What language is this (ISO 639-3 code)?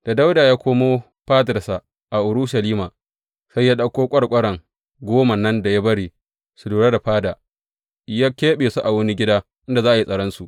hau